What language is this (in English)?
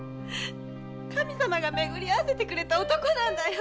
Japanese